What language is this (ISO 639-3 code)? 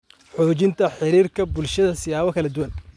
som